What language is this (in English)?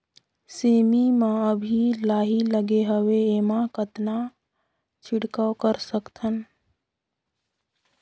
Chhattisgarhi